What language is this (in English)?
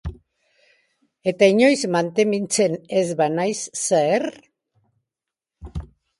Basque